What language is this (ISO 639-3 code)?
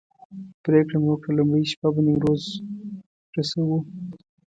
pus